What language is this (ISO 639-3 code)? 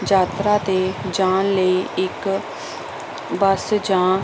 pan